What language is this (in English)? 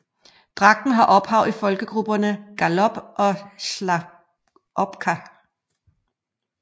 Danish